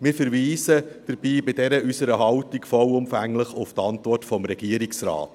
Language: Swiss German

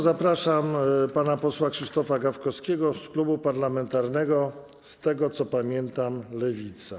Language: Polish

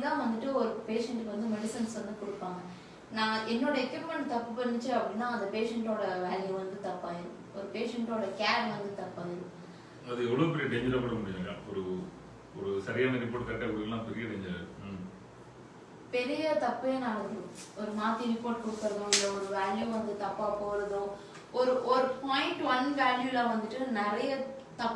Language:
English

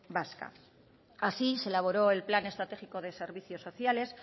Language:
Spanish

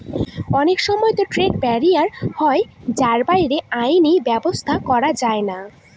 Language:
Bangla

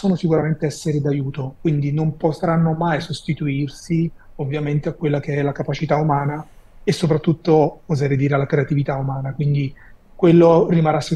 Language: Italian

